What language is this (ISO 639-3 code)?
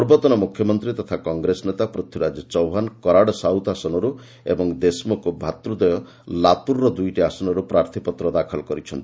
ori